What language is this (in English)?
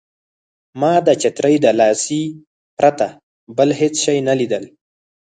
Pashto